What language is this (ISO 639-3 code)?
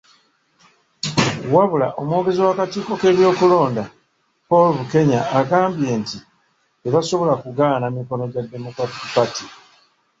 lug